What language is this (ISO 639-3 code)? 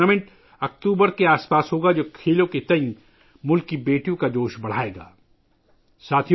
urd